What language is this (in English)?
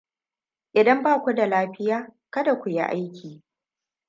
Hausa